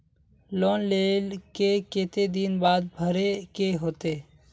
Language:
Magahi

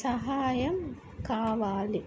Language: Telugu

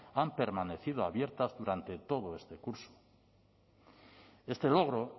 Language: Spanish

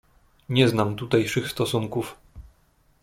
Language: Polish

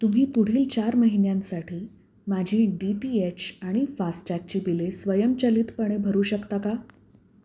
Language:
Marathi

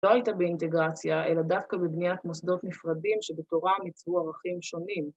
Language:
Hebrew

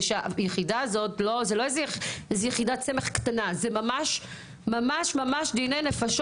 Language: Hebrew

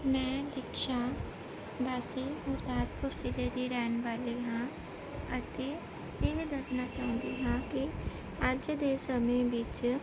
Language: Punjabi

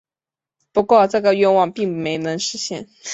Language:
Chinese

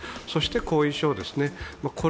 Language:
Japanese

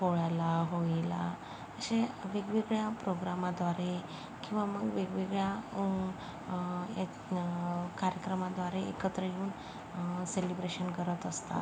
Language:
Marathi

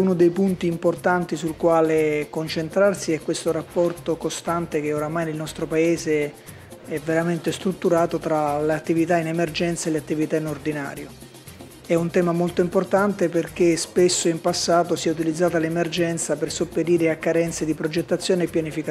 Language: Italian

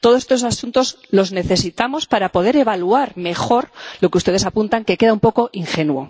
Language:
Spanish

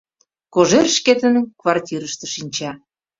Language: Mari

